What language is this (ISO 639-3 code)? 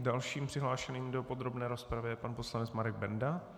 ces